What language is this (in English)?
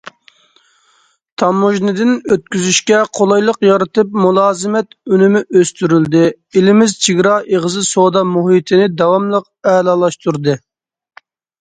Uyghur